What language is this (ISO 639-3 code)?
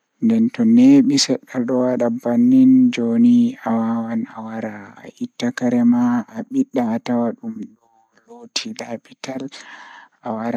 ful